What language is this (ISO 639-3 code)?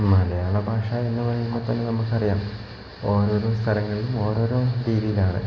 mal